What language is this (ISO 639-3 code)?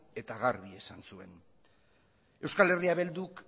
eus